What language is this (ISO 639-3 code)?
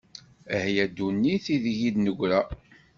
kab